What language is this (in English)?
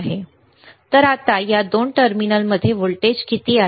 Marathi